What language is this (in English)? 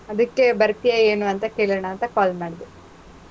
Kannada